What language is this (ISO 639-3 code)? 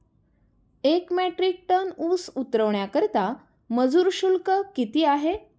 mar